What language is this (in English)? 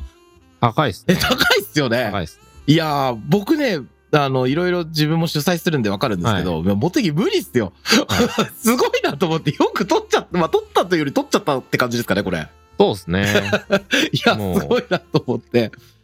Japanese